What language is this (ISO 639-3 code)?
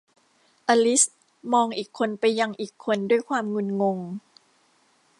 tha